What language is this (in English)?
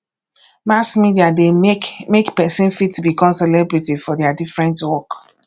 Nigerian Pidgin